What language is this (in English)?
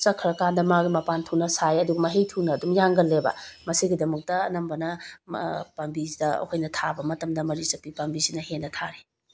Manipuri